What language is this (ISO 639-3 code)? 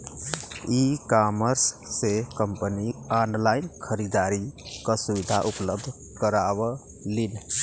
bho